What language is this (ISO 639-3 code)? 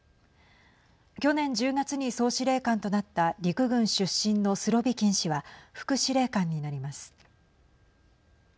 jpn